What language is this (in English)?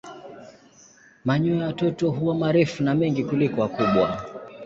Swahili